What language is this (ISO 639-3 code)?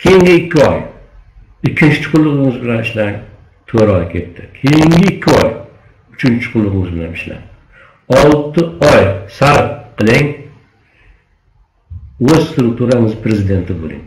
tur